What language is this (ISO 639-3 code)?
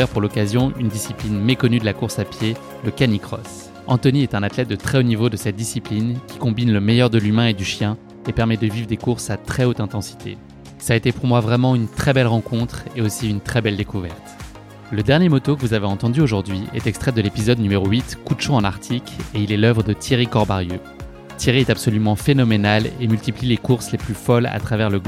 fra